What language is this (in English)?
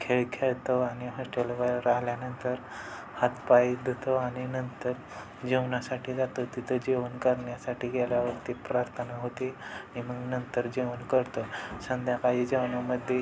Marathi